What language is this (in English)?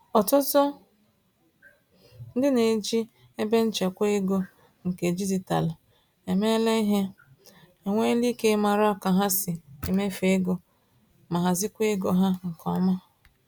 Igbo